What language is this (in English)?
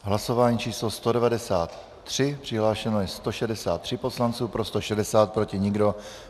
Czech